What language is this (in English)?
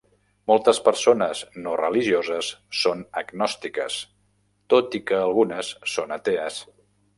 Catalan